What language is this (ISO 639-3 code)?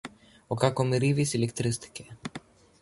ell